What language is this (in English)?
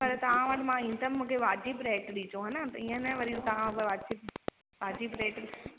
Sindhi